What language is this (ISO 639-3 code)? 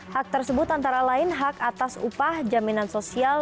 ind